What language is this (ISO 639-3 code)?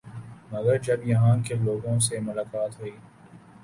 urd